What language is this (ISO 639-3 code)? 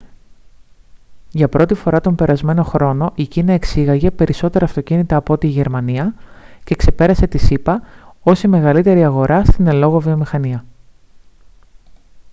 ell